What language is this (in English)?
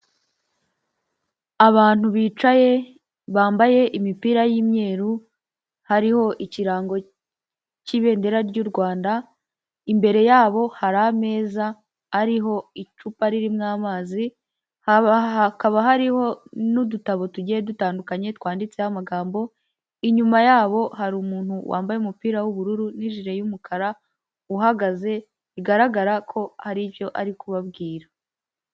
Kinyarwanda